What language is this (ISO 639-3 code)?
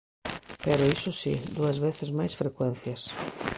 glg